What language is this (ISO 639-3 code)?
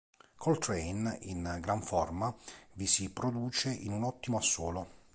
ita